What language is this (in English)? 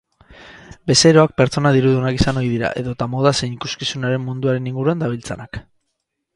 Basque